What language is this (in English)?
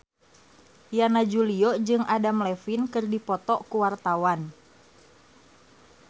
Sundanese